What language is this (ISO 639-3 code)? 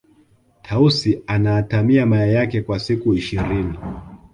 swa